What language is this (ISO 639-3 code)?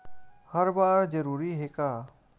hne